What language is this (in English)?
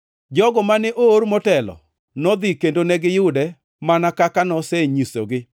Luo (Kenya and Tanzania)